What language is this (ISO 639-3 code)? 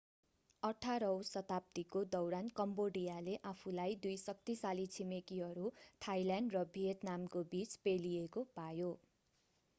nep